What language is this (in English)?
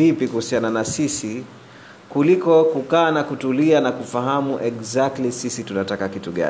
Swahili